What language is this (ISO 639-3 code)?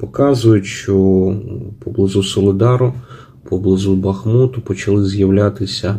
ukr